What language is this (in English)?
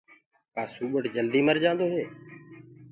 Gurgula